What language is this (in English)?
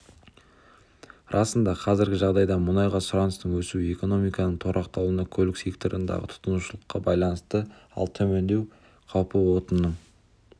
Kazakh